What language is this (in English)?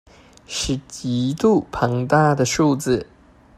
Chinese